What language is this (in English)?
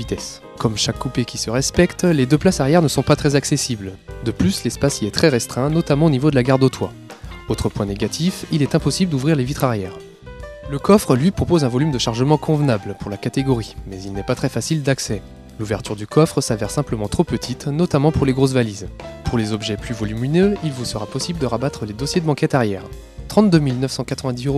French